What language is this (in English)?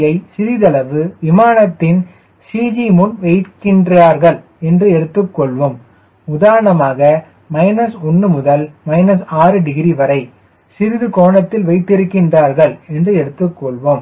Tamil